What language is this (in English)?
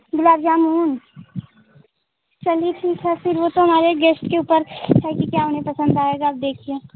Hindi